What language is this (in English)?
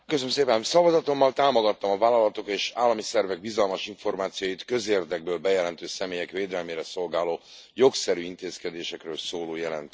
Hungarian